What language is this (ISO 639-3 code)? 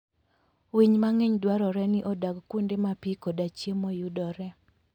luo